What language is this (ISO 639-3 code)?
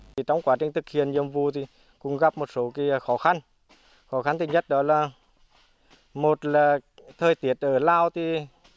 vie